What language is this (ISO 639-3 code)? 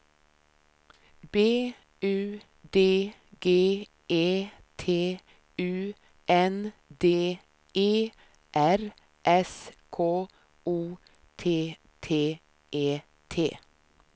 swe